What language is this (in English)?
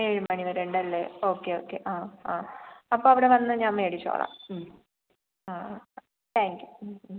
Malayalam